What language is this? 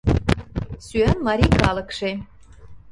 Mari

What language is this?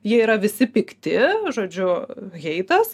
Lithuanian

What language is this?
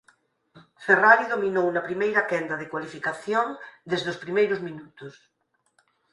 Galician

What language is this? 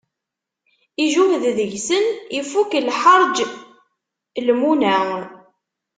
Kabyle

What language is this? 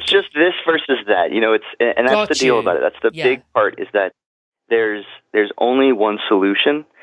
English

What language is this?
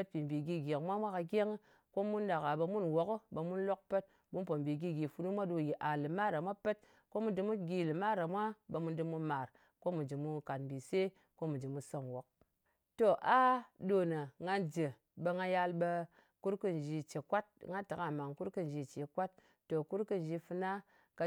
Ngas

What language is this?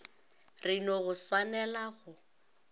Northern Sotho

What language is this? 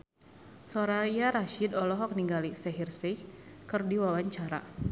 Sundanese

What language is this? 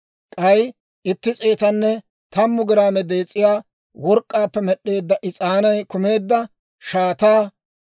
Dawro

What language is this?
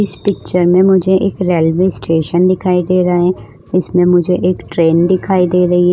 Hindi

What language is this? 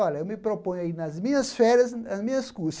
Portuguese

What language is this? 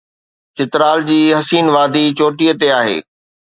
Sindhi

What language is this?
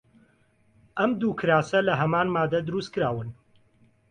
Central Kurdish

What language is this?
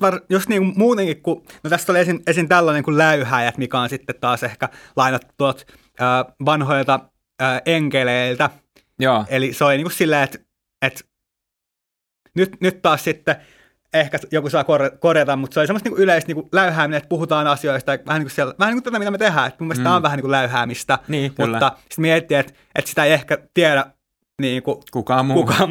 Finnish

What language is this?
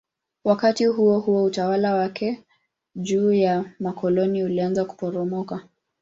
Swahili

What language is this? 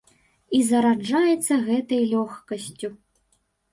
Belarusian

